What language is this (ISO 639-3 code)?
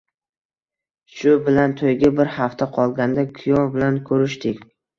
uzb